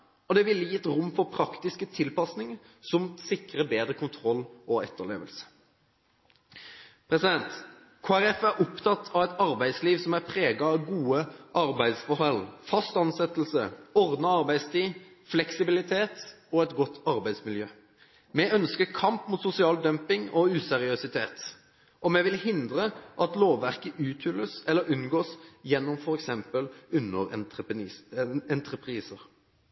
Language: Norwegian Bokmål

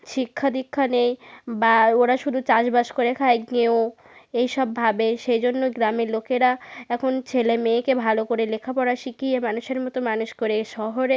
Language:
Bangla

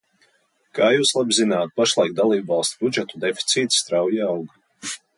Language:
Latvian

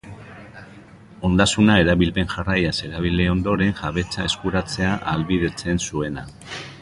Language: Basque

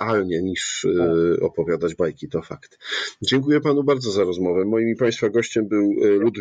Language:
Polish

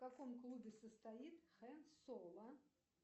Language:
Russian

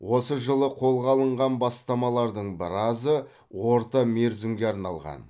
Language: Kazakh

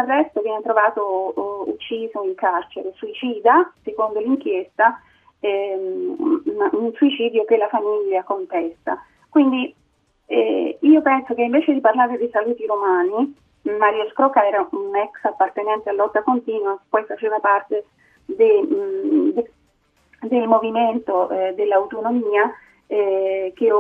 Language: Italian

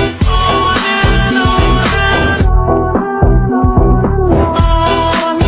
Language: English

